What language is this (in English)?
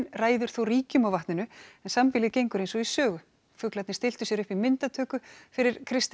Icelandic